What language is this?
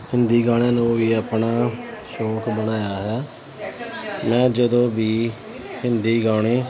Punjabi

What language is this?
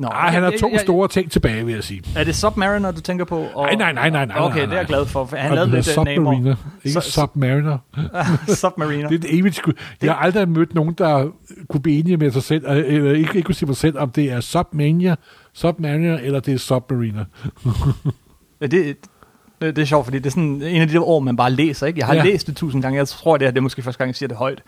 Danish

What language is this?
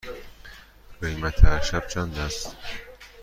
Persian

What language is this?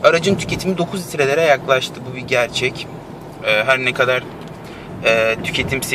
Turkish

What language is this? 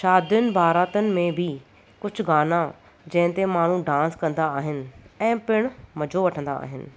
Sindhi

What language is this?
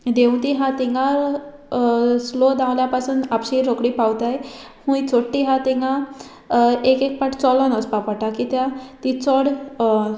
Konkani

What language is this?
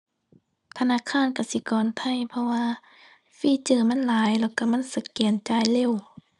Thai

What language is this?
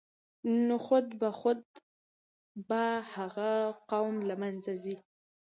Pashto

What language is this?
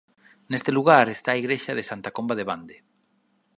Galician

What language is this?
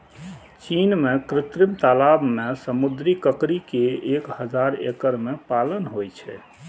Maithili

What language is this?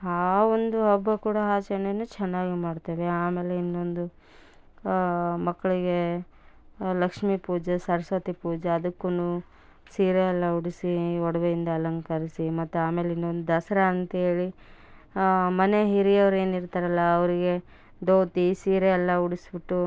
Kannada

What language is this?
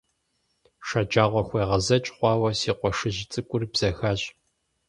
Kabardian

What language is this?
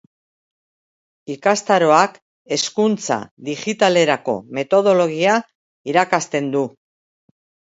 Basque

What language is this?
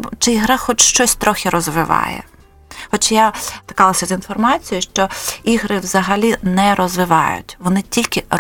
Ukrainian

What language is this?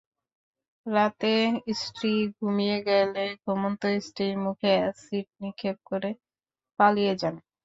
Bangla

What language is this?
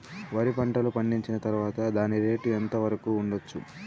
Telugu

